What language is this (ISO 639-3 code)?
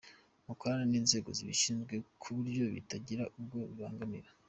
kin